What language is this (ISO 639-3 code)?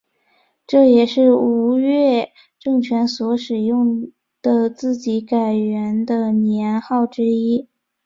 zho